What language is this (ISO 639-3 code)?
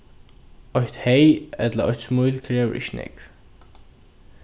fao